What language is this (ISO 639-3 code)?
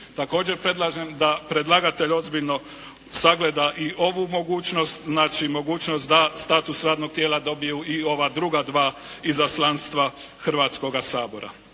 hrv